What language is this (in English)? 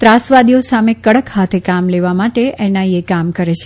Gujarati